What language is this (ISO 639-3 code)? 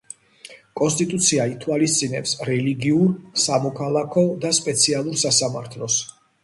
kat